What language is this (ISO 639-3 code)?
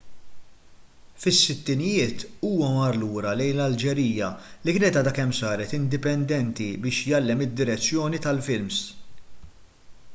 mlt